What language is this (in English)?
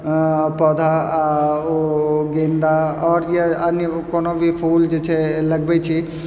Maithili